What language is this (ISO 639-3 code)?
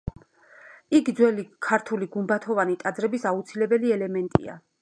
kat